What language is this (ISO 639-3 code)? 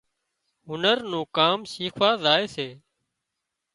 kxp